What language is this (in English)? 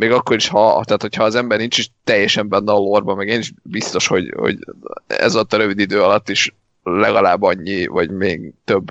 Hungarian